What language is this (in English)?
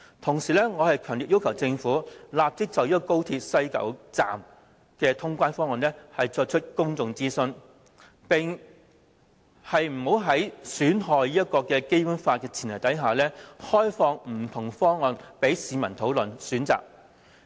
Cantonese